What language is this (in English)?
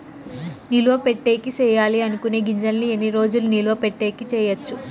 Telugu